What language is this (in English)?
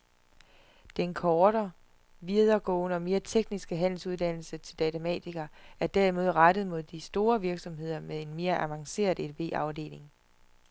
Danish